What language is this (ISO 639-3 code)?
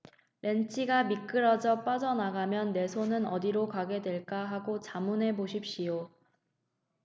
kor